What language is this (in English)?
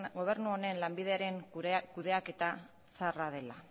Basque